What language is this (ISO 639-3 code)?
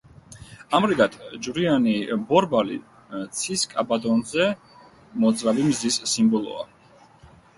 kat